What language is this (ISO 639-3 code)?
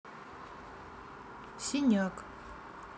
rus